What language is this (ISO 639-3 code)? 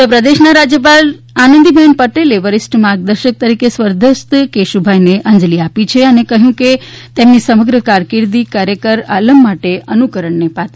guj